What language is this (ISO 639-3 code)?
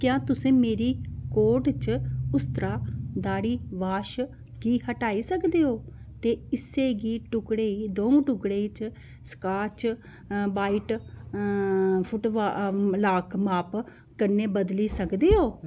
doi